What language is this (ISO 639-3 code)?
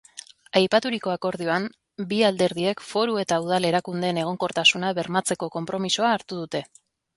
eus